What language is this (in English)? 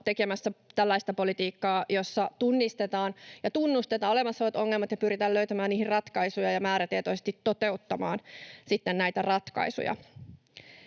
Finnish